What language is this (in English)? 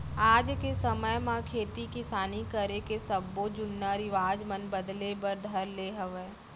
Chhattisgarhi